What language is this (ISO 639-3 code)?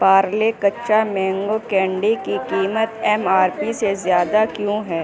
urd